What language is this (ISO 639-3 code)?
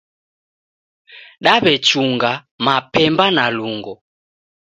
dav